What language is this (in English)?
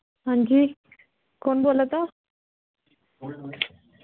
Dogri